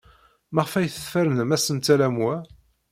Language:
Kabyle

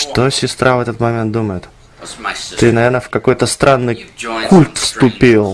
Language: Russian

